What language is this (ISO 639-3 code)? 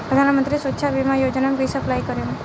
bho